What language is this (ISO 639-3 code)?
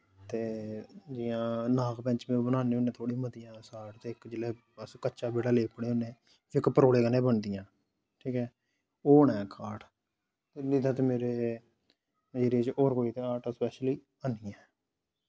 doi